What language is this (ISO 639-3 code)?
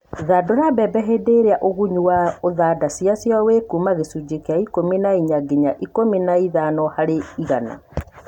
kik